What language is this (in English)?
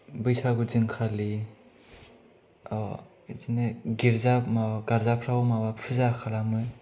Bodo